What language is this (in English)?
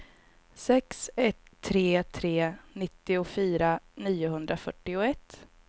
Swedish